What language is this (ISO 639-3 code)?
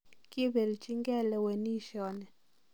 kln